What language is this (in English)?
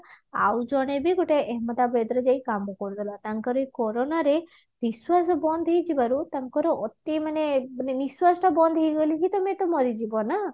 Odia